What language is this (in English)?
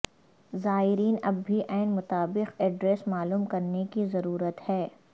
Urdu